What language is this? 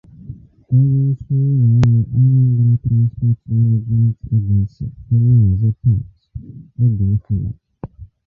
Igbo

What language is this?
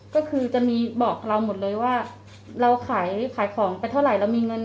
Thai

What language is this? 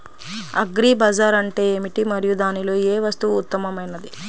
Telugu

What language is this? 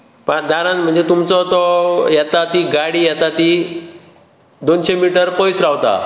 Konkani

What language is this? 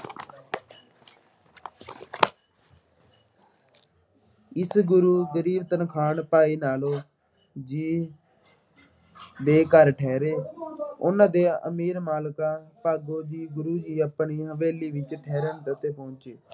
Punjabi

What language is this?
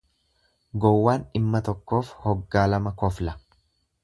Oromo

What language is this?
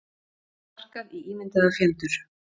Icelandic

